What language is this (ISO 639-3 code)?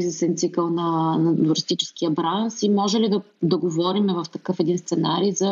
bul